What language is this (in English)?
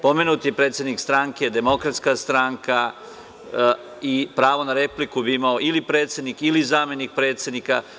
Serbian